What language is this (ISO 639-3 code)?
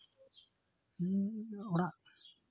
sat